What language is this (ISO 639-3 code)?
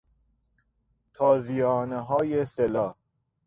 fas